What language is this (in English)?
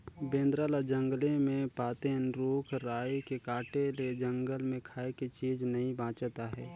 Chhattisgarhi